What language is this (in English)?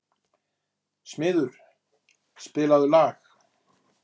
Icelandic